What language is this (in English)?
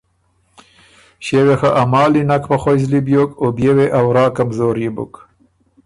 Ormuri